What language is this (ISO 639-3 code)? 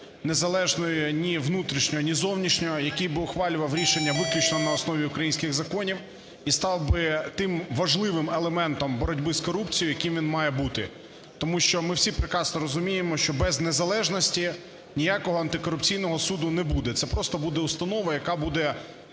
ukr